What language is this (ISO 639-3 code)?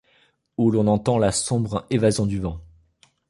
fra